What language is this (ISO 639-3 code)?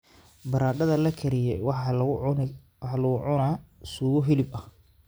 som